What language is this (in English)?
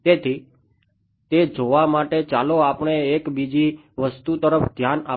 Gujarati